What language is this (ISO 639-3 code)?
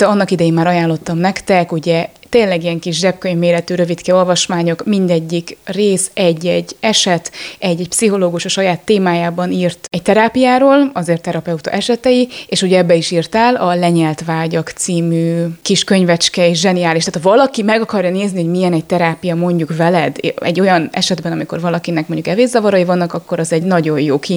hun